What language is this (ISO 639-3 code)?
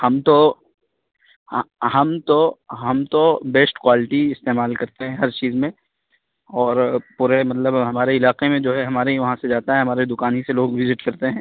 urd